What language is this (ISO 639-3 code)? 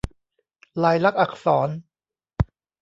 tha